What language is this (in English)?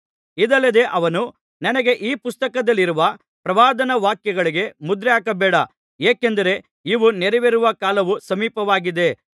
Kannada